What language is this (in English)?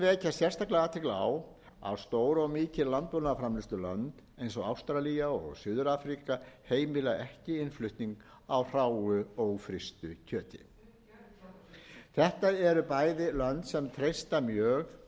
Icelandic